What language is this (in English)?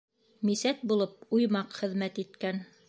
Bashkir